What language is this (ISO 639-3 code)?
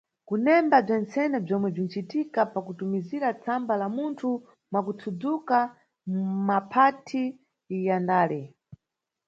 nyu